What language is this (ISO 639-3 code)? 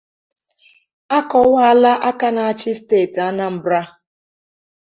ibo